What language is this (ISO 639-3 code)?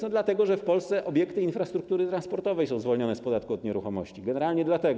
pol